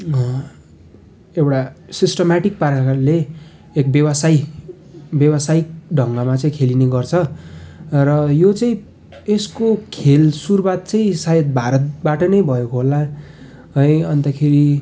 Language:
Nepali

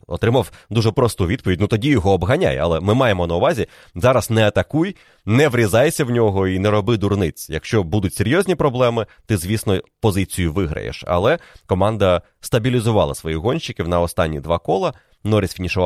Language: Ukrainian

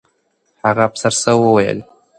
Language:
Pashto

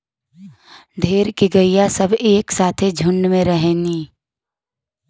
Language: Bhojpuri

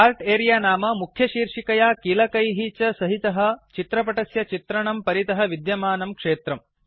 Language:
Sanskrit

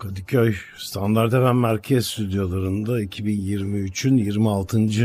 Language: Turkish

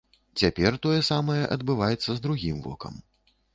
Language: Belarusian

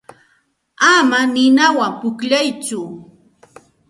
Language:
Santa Ana de Tusi Pasco Quechua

